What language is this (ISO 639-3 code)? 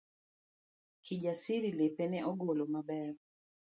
luo